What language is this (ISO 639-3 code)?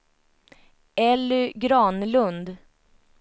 swe